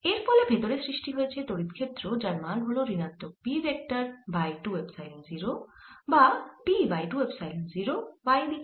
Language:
Bangla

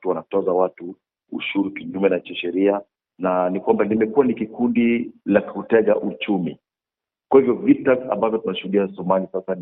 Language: Swahili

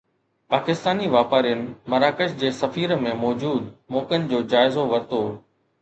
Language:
Sindhi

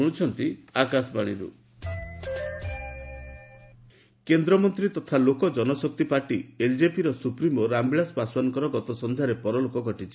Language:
Odia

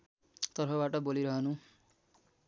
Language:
Nepali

